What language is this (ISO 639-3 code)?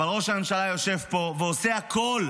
heb